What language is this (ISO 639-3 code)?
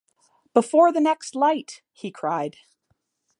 eng